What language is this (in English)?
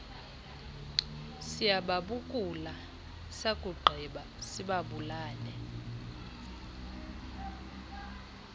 Xhosa